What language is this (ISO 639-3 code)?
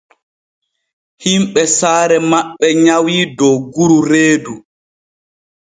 fue